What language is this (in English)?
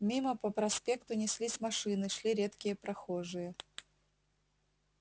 Russian